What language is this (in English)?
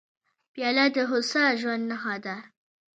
Pashto